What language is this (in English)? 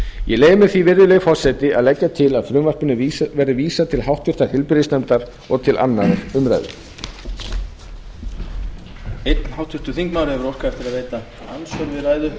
Icelandic